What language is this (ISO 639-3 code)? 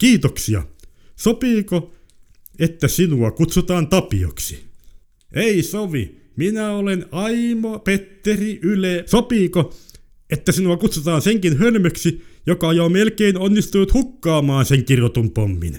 fin